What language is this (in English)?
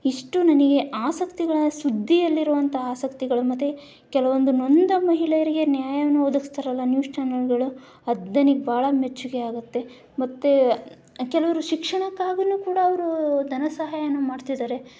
Kannada